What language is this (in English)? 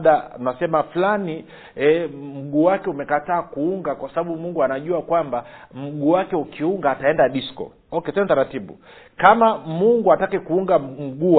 Swahili